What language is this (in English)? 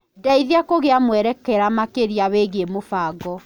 Kikuyu